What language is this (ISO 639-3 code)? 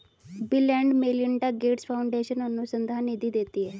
hin